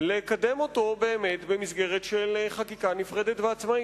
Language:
Hebrew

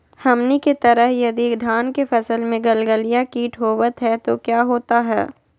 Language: Magahi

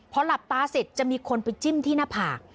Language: Thai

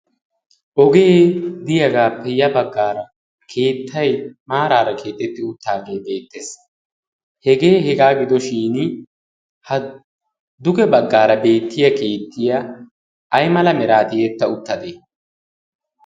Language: Wolaytta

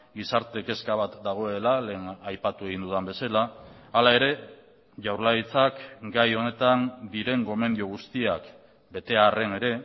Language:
Basque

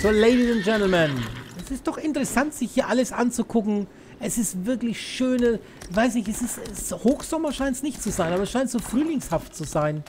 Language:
German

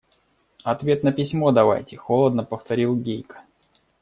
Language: Russian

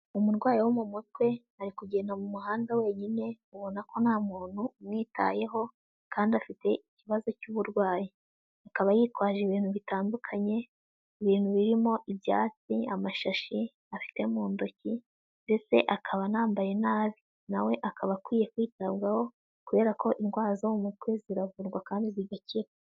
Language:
Kinyarwanda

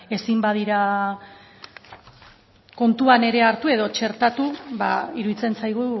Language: Basque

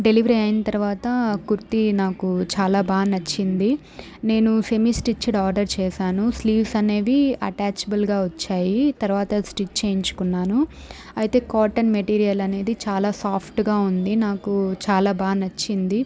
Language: Telugu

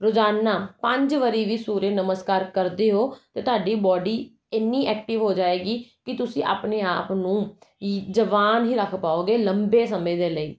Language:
Punjabi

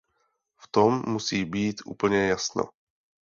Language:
Czech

